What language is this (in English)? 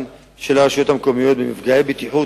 Hebrew